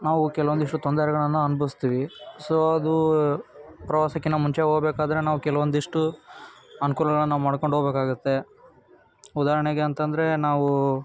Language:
Kannada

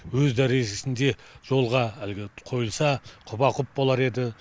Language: Kazakh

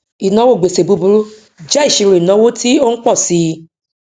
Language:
Yoruba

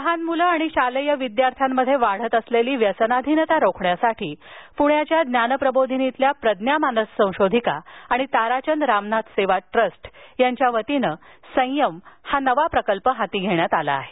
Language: Marathi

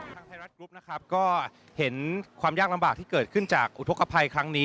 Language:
Thai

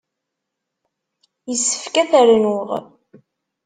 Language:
Kabyle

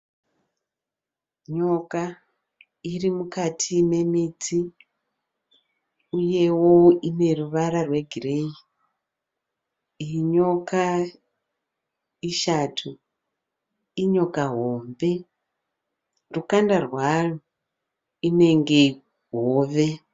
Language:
Shona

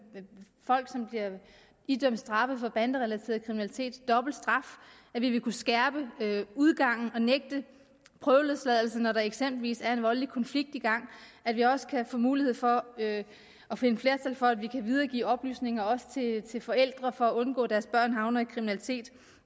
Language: Danish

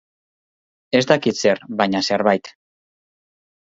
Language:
Basque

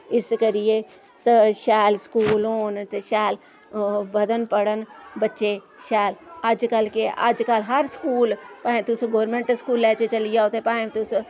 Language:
Dogri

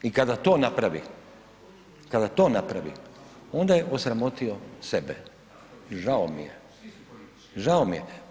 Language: Croatian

